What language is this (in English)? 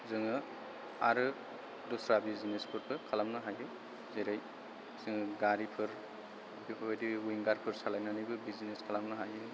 Bodo